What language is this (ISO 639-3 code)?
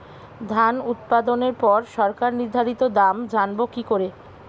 ben